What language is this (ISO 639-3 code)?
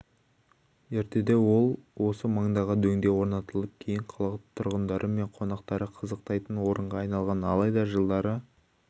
kaz